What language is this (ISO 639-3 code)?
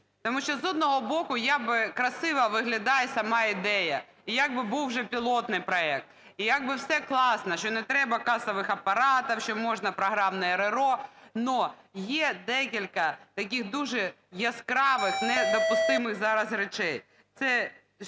ukr